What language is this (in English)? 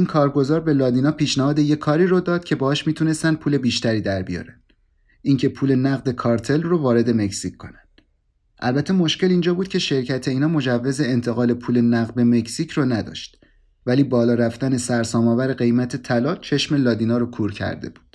Persian